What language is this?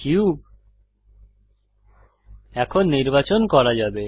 Bangla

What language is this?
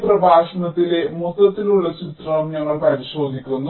Malayalam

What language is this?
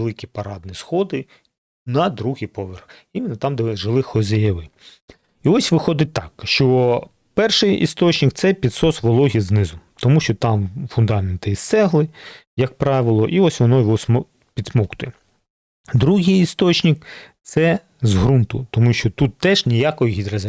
Ukrainian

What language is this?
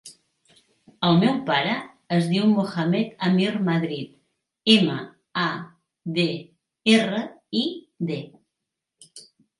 Catalan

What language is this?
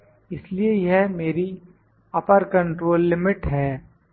Hindi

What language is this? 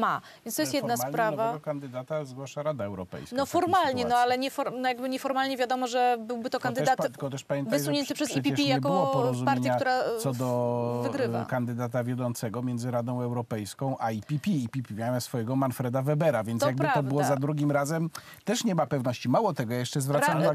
Polish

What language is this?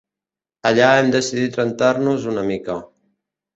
Catalan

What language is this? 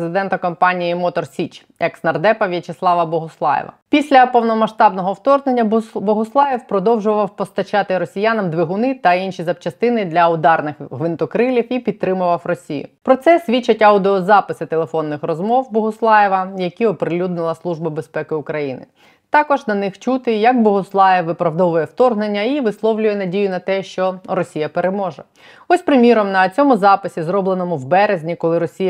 Ukrainian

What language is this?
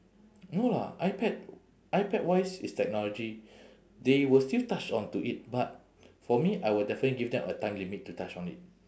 English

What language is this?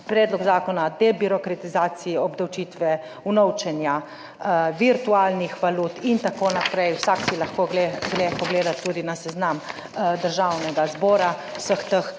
Slovenian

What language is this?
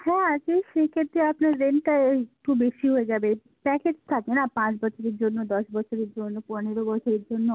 Bangla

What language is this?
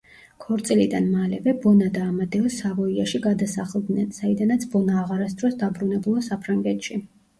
Georgian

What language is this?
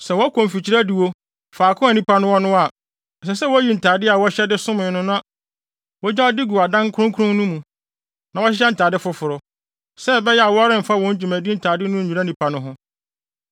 Akan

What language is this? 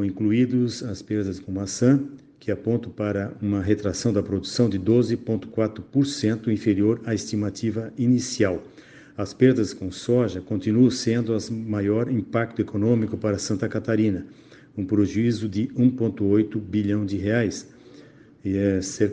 Portuguese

